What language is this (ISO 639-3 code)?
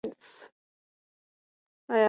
zho